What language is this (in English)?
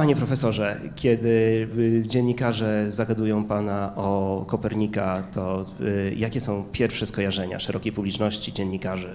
Polish